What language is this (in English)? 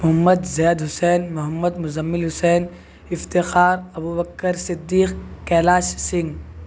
Urdu